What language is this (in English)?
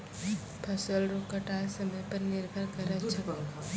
Maithili